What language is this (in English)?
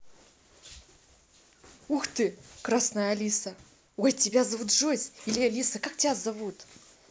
Russian